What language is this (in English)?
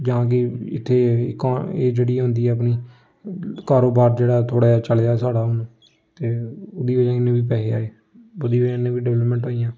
Dogri